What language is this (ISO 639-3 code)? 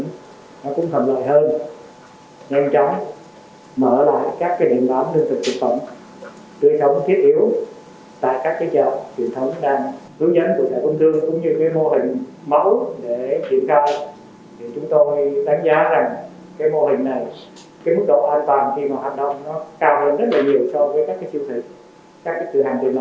vie